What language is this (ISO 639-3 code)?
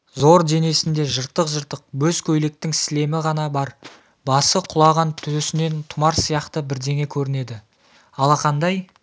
kaz